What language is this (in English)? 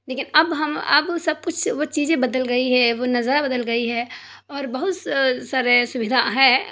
Urdu